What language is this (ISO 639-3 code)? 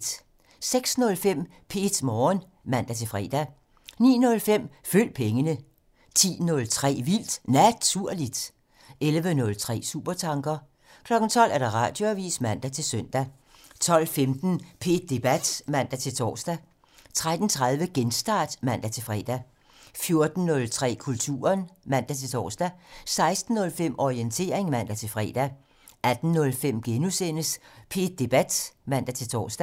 dan